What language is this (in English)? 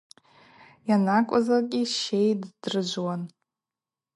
Abaza